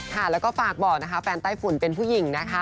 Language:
Thai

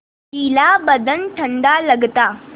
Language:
Hindi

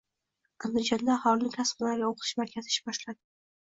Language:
Uzbek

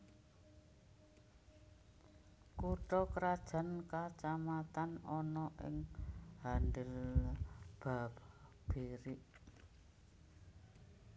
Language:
Javanese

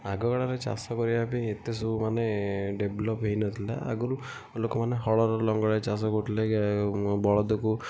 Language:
Odia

